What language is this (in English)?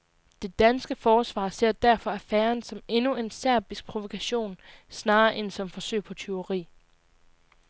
Danish